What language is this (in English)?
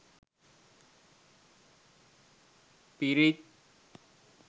Sinhala